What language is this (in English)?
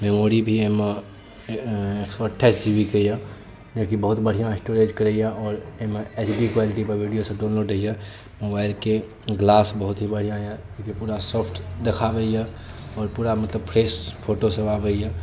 Maithili